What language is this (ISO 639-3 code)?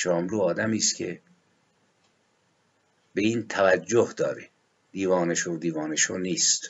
fas